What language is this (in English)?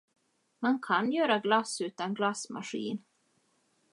Swedish